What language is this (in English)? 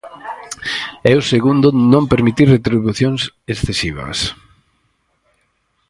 Galician